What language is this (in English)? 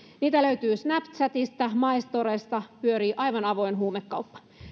Finnish